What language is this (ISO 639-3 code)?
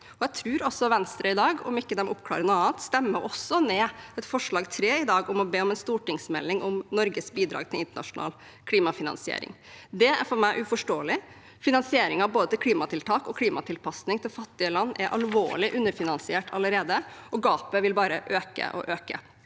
nor